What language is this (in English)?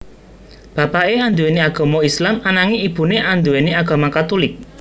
Javanese